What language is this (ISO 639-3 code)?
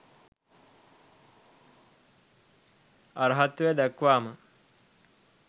sin